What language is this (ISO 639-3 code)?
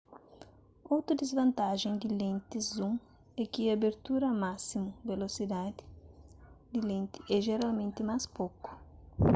kea